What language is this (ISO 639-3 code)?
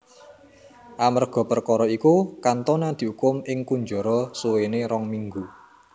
jav